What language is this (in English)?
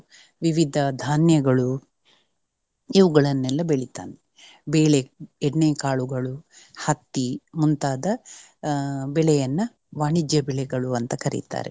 Kannada